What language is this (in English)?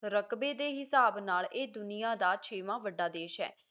Punjabi